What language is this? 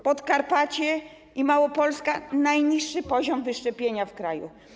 Polish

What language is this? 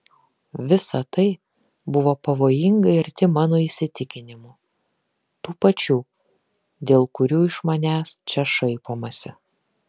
Lithuanian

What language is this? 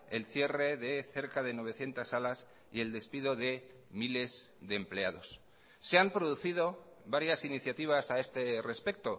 Spanish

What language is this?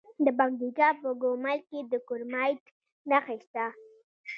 Pashto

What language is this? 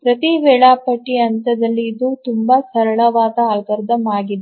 Kannada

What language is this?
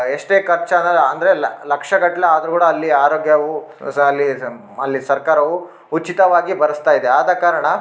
Kannada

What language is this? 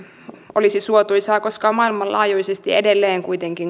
Finnish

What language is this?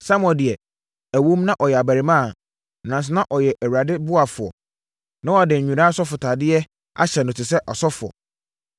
Akan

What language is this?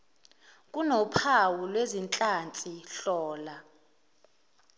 Zulu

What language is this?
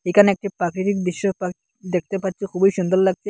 Bangla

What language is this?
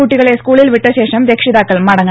Malayalam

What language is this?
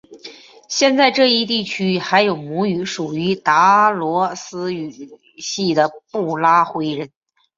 Chinese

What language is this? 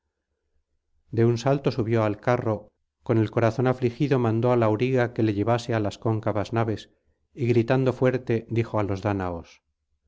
Spanish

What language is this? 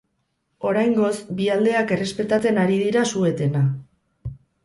Basque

